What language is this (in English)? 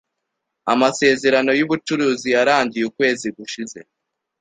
Kinyarwanda